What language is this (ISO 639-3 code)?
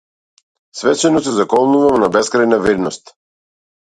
mkd